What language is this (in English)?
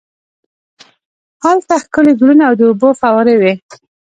Pashto